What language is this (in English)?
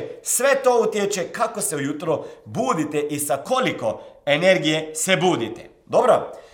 Croatian